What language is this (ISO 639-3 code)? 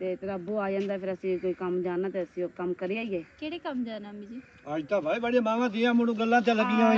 pan